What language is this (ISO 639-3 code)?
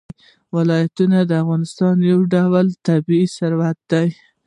pus